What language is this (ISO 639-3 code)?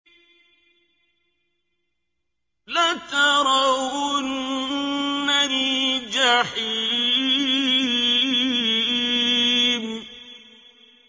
ara